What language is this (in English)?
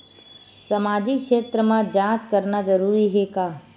Chhattisgarhi